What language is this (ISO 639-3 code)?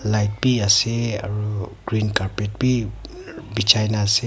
nag